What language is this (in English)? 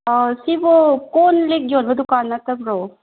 Manipuri